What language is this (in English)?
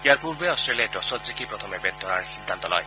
Assamese